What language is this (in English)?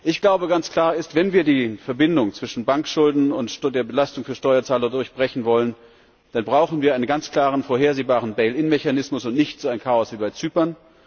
German